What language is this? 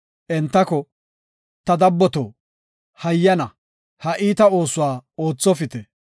Gofa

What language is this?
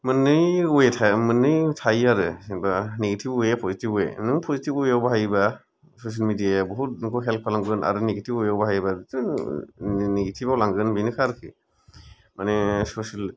Bodo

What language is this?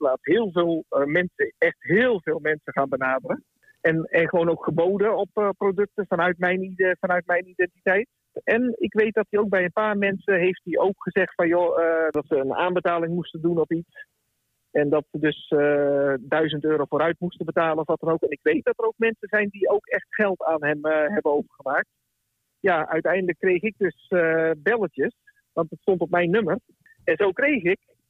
Dutch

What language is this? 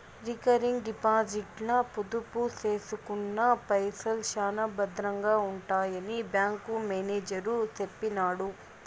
Telugu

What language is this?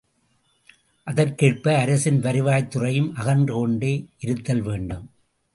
Tamil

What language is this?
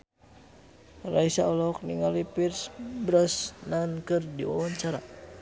Sundanese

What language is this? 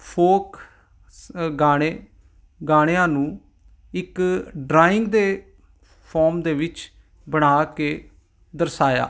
Punjabi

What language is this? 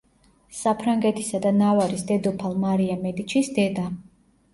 Georgian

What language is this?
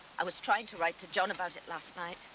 English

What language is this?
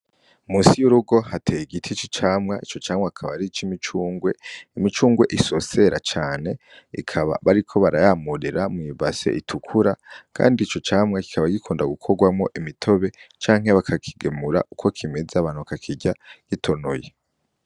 Rundi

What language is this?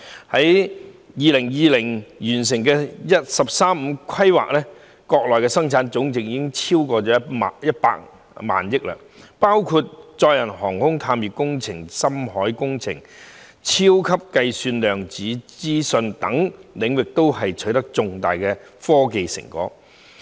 Cantonese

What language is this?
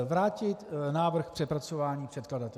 Czech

